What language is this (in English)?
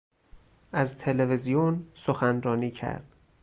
Persian